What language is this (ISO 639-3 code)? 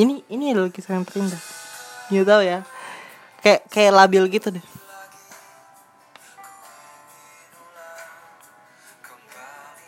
ind